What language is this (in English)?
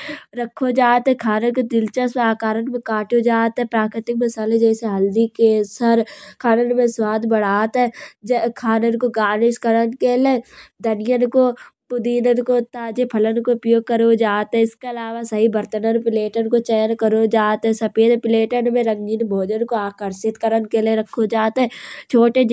Kanauji